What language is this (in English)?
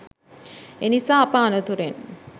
Sinhala